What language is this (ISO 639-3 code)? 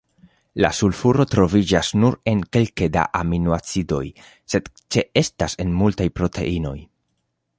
epo